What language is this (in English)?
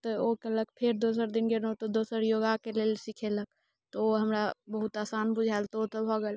Maithili